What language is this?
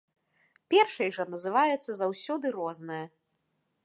Belarusian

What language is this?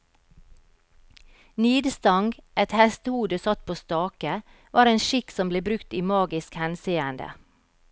Norwegian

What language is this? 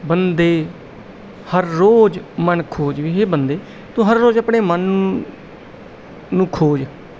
Punjabi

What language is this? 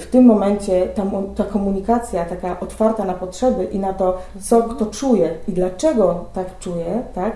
Polish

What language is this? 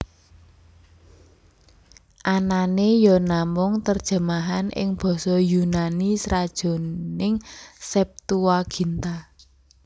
Javanese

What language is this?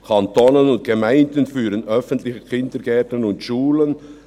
Swiss German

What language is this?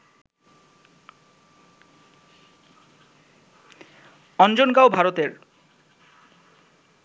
Bangla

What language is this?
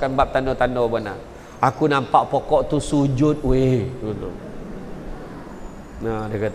Malay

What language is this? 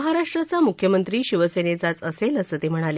Marathi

